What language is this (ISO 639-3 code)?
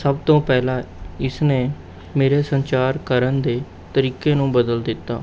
pan